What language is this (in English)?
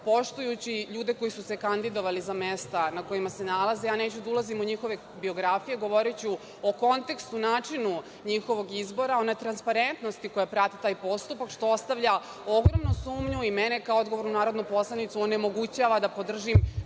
Serbian